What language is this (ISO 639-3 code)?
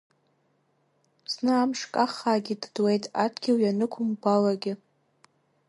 abk